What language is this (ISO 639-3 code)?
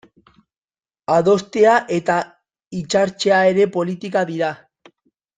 eus